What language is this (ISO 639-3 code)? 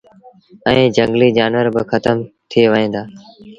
sbn